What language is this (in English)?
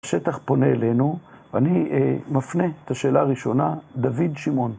Hebrew